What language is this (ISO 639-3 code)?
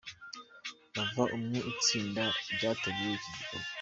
kin